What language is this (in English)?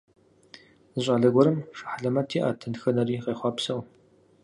Kabardian